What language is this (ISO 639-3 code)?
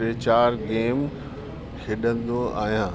snd